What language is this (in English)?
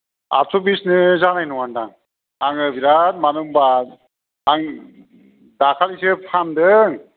Bodo